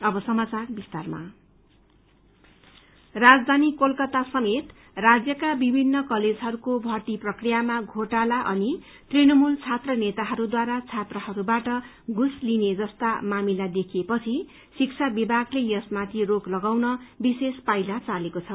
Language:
Nepali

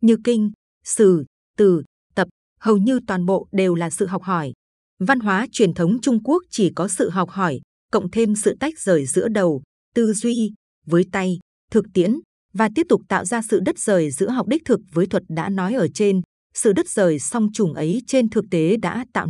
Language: Vietnamese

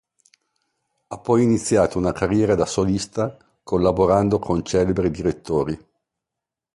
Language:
Italian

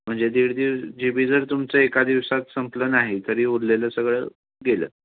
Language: Marathi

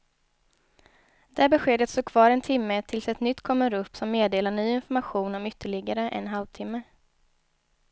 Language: Swedish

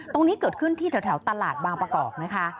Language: Thai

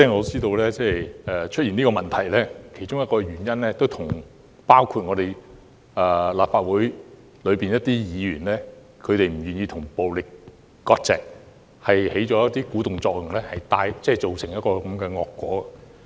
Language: Cantonese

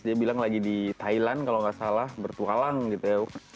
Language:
Indonesian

